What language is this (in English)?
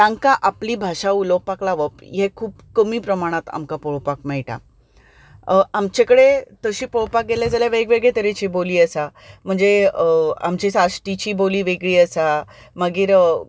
Konkani